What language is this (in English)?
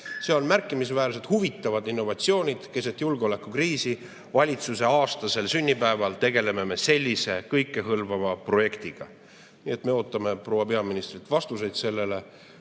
Estonian